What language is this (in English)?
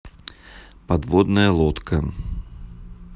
Russian